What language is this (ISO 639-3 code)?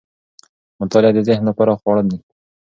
pus